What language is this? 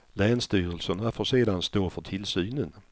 Swedish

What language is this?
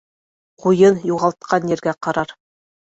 Bashkir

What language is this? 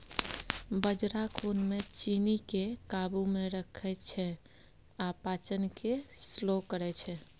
Maithili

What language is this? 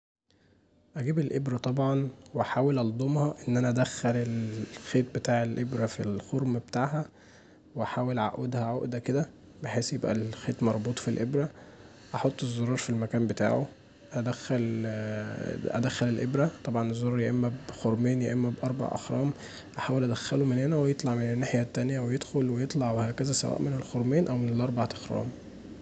Egyptian Arabic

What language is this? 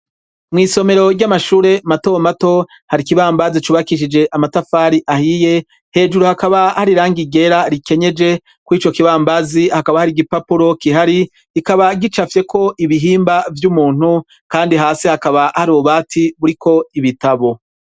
Rundi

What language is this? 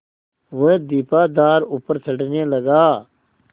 Hindi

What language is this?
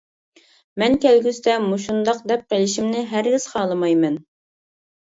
Uyghur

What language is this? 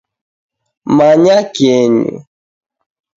Taita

